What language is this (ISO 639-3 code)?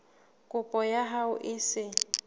sot